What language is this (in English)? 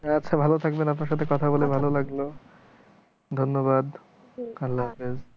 Bangla